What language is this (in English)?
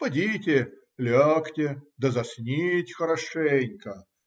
Russian